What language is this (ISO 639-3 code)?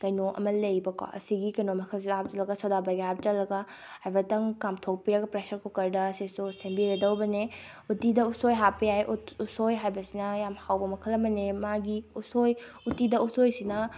mni